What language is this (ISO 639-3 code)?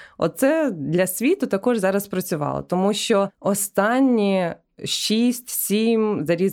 ukr